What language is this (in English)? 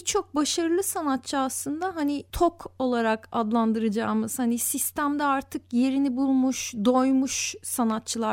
Turkish